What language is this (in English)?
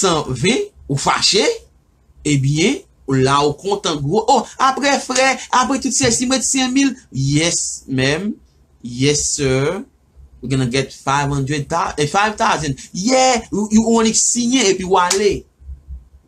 French